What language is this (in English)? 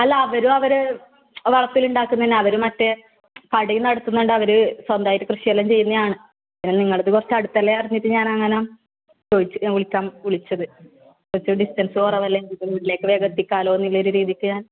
Malayalam